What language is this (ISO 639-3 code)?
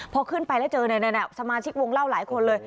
tha